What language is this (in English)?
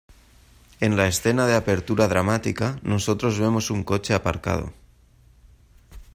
Spanish